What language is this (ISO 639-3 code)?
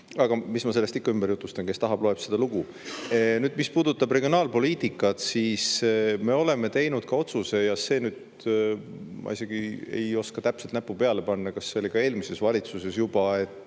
est